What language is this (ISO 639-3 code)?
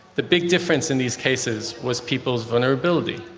eng